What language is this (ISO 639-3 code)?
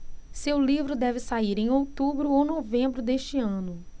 por